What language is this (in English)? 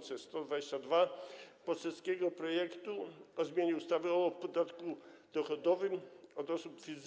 Polish